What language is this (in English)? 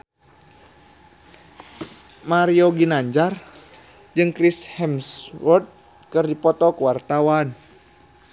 Sundanese